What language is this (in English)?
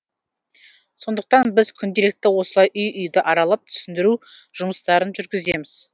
Kazakh